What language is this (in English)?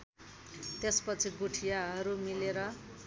Nepali